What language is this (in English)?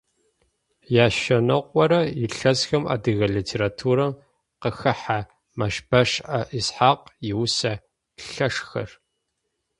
Adyghe